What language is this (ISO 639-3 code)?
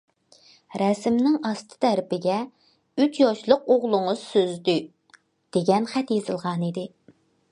uig